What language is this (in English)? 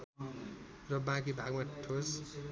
Nepali